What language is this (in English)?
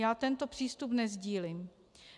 Czech